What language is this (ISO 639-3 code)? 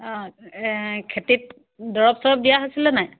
asm